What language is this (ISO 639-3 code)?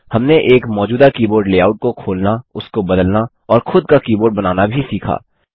hin